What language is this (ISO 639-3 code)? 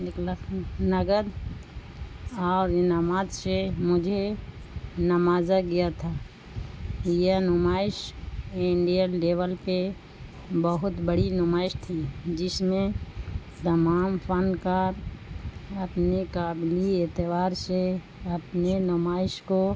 urd